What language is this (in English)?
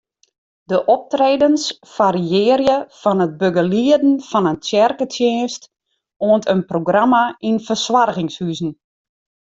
Western Frisian